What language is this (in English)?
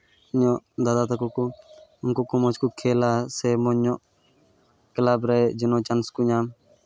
Santali